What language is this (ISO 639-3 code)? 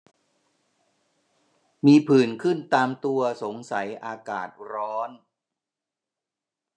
tha